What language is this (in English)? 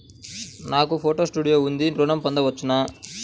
Telugu